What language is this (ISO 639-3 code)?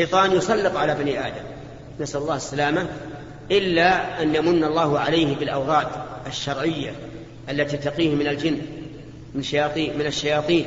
ara